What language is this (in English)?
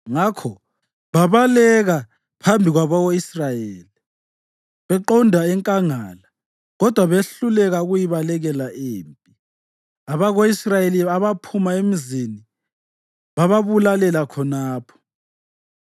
North Ndebele